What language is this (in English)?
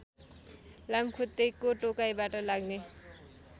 Nepali